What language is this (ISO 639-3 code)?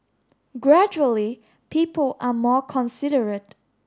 eng